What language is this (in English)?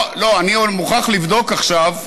Hebrew